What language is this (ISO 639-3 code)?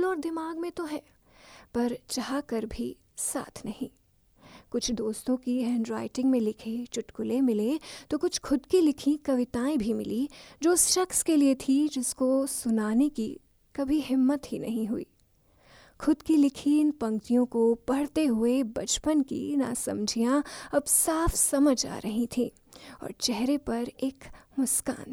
hin